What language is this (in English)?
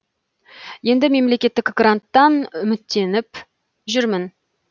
Kazakh